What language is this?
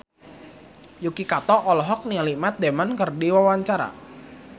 Sundanese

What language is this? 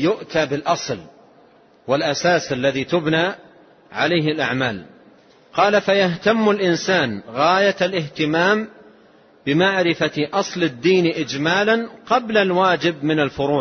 Arabic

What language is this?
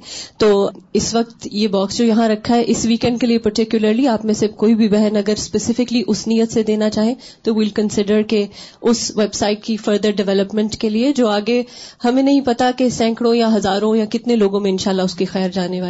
Urdu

